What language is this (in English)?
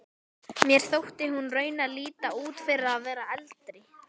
Icelandic